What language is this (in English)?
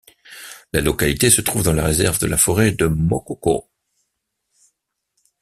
French